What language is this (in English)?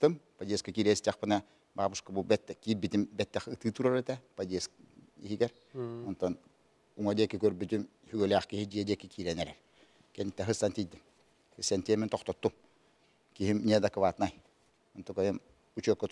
Turkish